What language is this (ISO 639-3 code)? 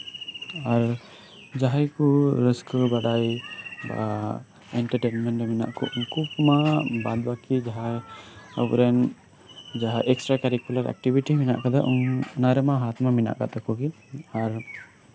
sat